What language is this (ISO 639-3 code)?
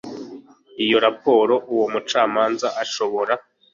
kin